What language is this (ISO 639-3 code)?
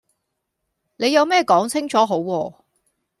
yue